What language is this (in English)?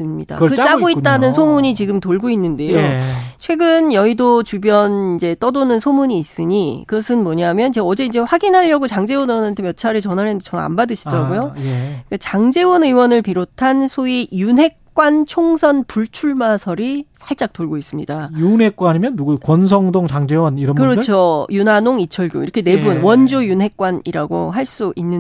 Korean